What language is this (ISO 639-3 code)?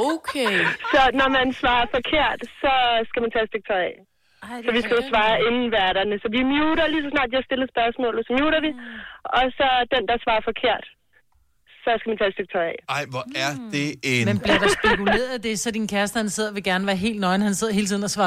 dan